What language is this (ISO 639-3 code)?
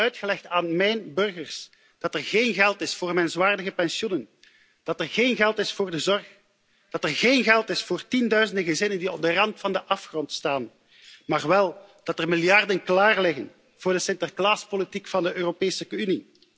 nld